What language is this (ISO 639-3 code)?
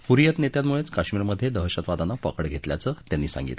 mar